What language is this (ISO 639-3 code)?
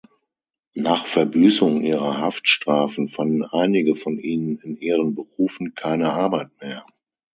deu